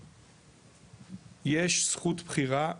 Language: Hebrew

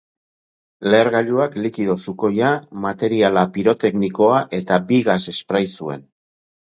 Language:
Basque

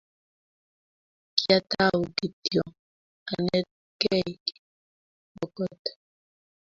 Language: Kalenjin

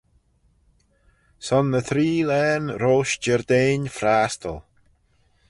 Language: Manx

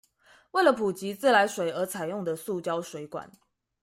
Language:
Chinese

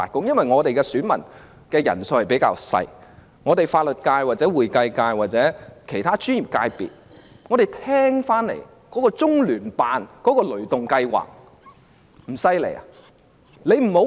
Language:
Cantonese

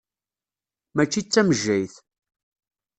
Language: Kabyle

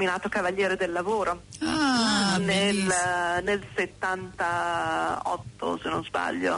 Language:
Italian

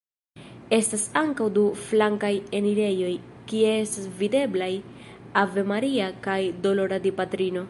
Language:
Esperanto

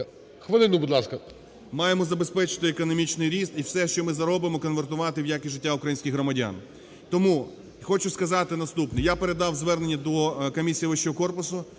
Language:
Ukrainian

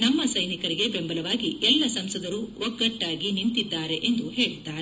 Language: Kannada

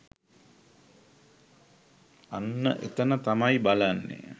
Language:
Sinhala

